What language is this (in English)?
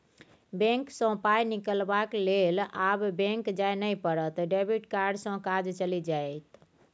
Maithili